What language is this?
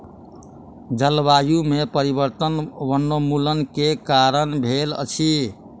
Maithili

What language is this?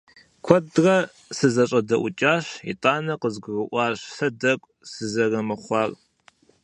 Kabardian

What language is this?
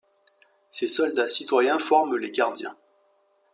French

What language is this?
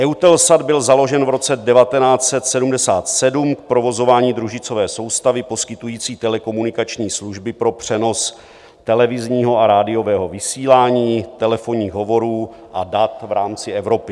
Czech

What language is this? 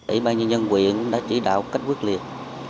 Vietnamese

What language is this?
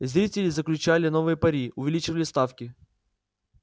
Russian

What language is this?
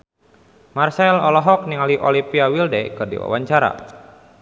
Sundanese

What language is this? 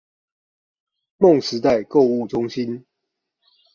Chinese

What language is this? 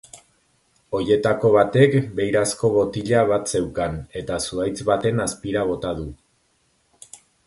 Basque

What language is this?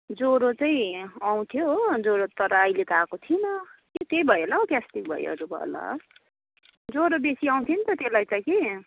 Nepali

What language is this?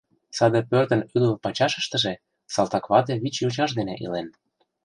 Mari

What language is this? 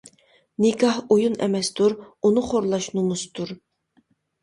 Uyghur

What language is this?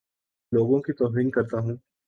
Urdu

